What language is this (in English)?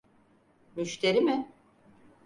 Turkish